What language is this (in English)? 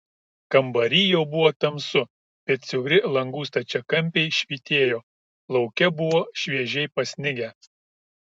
Lithuanian